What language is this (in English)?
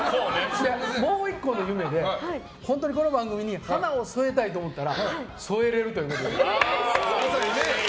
Japanese